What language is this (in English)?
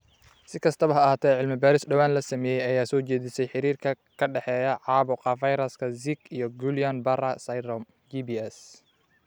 Somali